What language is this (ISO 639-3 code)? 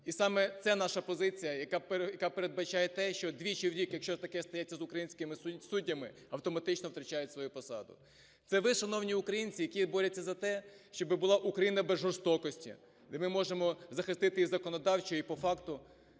ukr